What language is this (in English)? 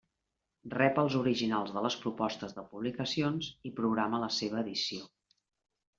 Catalan